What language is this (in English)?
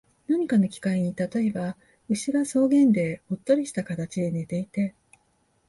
Japanese